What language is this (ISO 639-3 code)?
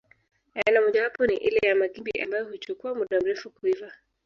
swa